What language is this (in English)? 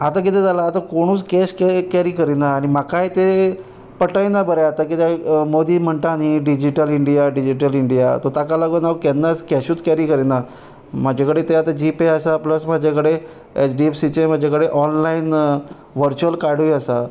Konkani